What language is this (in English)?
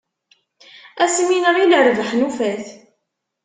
Kabyle